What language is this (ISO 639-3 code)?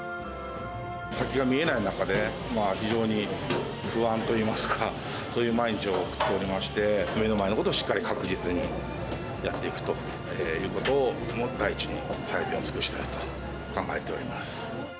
jpn